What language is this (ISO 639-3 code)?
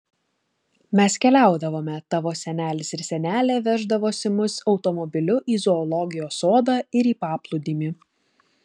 lit